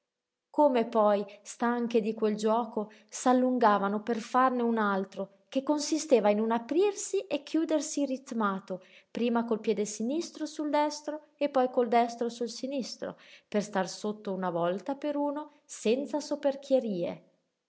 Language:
Italian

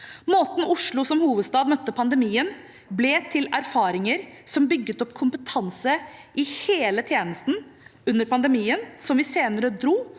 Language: Norwegian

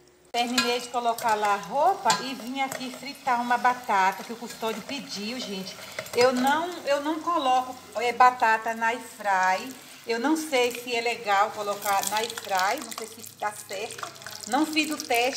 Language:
Portuguese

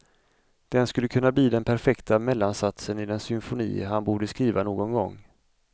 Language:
Swedish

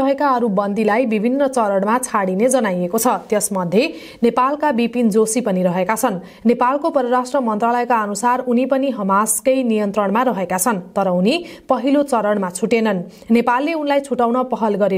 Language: Hindi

